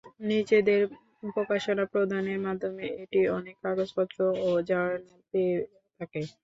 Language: Bangla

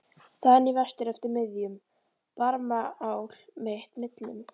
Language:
Icelandic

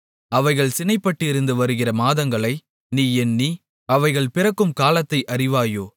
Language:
Tamil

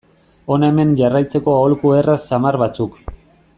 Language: Basque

